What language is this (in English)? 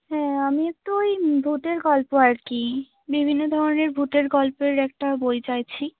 Bangla